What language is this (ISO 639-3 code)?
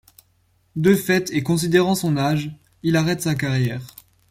fra